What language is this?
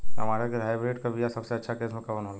Bhojpuri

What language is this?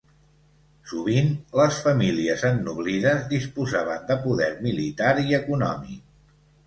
Catalan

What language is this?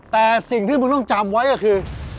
Thai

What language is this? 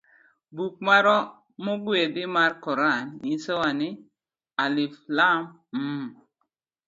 Luo (Kenya and Tanzania)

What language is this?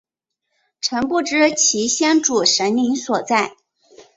Chinese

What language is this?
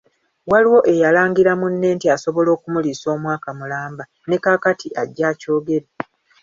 Ganda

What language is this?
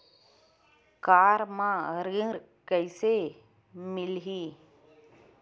Chhattisgarhi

